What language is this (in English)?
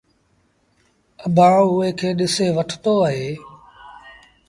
Sindhi Bhil